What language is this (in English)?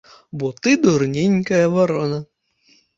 Belarusian